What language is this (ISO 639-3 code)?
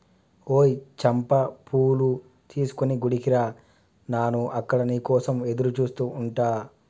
tel